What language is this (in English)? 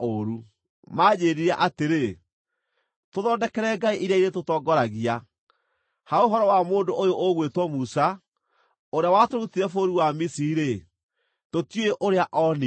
Kikuyu